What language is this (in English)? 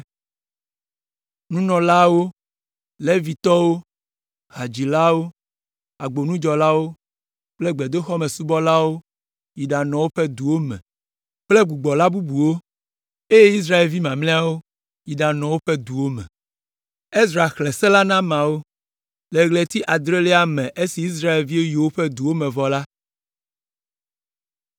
Ewe